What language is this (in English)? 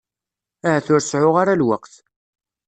Kabyle